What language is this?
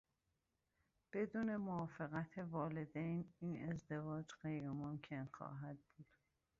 Persian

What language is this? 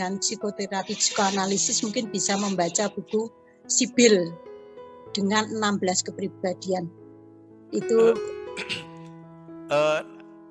Indonesian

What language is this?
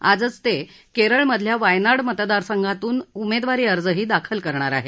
Marathi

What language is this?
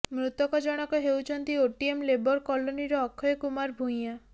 Odia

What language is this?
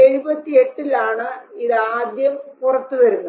Malayalam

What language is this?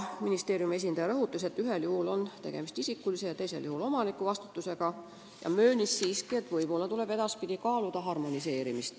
Estonian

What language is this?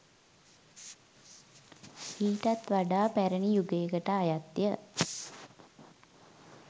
Sinhala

